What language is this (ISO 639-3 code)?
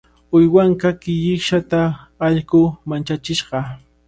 qvl